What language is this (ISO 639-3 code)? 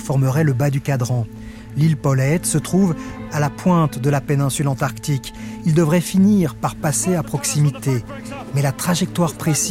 fra